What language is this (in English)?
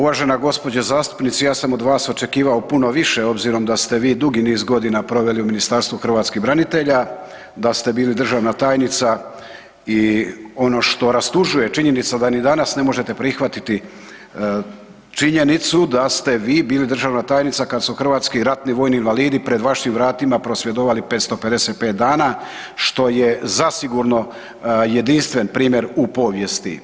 Croatian